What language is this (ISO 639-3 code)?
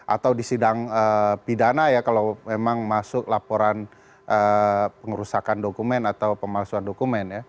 ind